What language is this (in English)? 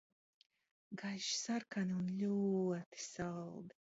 Latvian